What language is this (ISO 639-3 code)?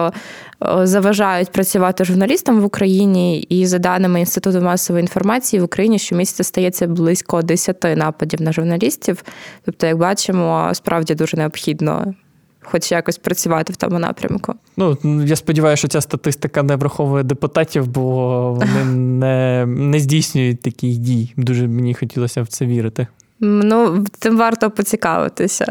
ukr